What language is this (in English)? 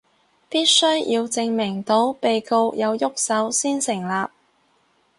Cantonese